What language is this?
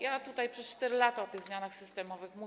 Polish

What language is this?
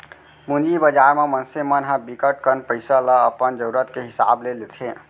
Chhattisgarhi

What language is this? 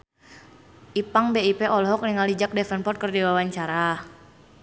Sundanese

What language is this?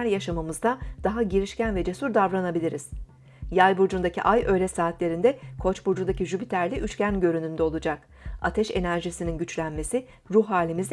Turkish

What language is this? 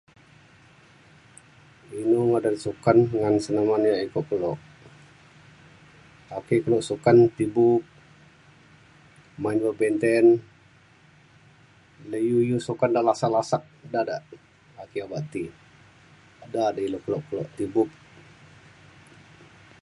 Mainstream Kenyah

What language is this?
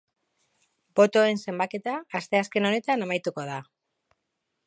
Basque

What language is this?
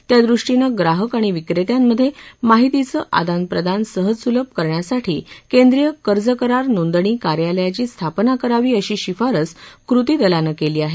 Marathi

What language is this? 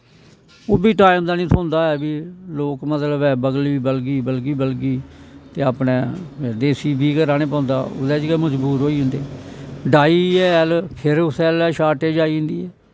Dogri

